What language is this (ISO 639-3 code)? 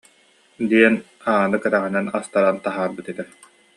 sah